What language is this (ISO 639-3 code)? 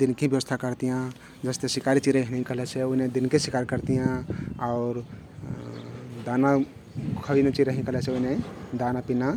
tkt